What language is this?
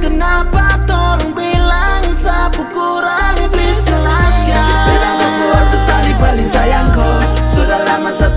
Indonesian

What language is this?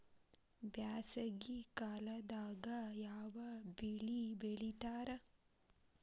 Kannada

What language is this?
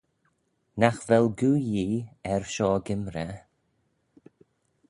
Manx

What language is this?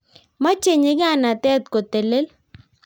Kalenjin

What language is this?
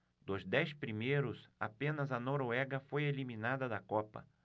Portuguese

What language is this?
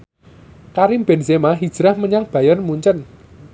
Javanese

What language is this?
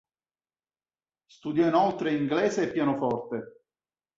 Italian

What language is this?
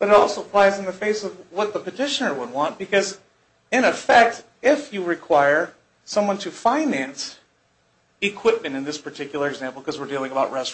English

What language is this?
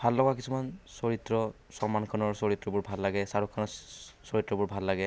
Assamese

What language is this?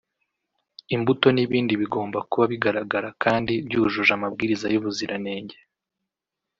Kinyarwanda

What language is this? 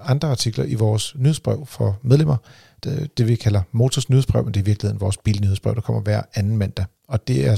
Danish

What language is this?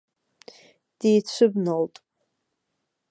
Abkhazian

